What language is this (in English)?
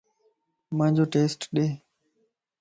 Lasi